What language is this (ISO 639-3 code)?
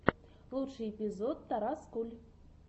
rus